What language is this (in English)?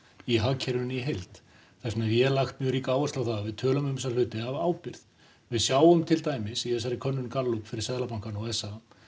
Icelandic